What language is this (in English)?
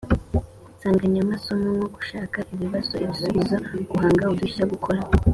Kinyarwanda